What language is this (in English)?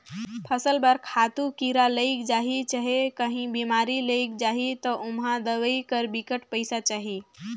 Chhattisgarhi